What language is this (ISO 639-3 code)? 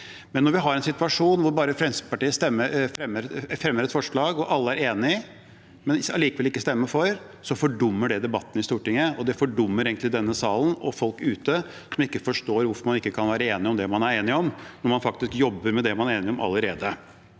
nor